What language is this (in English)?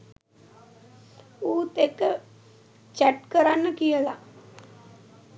Sinhala